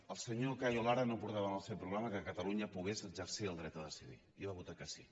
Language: Catalan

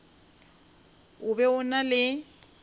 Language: Northern Sotho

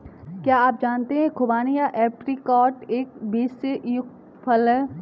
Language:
Hindi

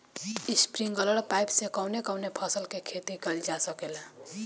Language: Bhojpuri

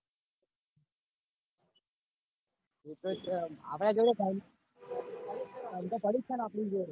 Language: Gujarati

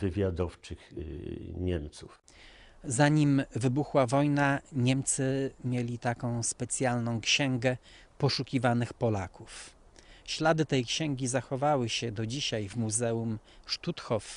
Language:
Polish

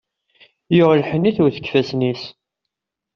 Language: Kabyle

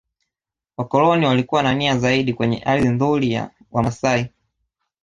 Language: Swahili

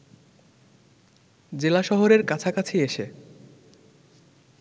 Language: Bangla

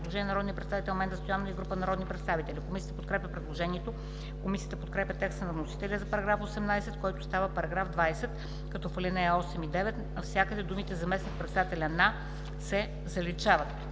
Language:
Bulgarian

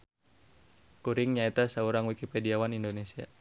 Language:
Sundanese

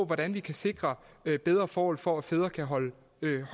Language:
Danish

